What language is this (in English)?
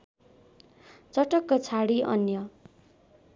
Nepali